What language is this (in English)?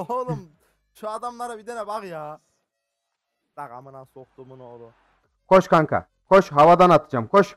Turkish